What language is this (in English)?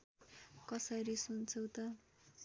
Nepali